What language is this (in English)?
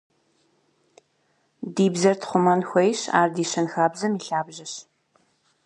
Kabardian